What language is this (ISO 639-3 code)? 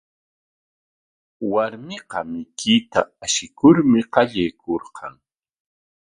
qwa